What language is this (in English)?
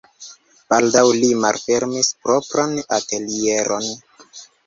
Esperanto